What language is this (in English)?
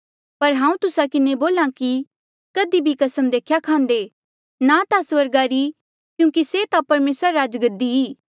Mandeali